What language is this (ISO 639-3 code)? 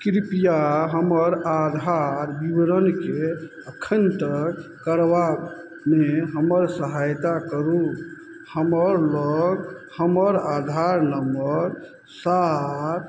mai